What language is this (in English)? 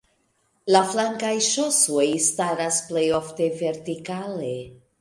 Esperanto